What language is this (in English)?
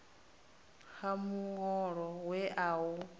Venda